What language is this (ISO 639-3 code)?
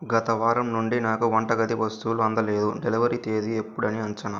tel